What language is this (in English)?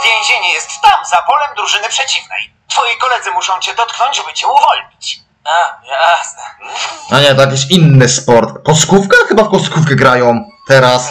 Polish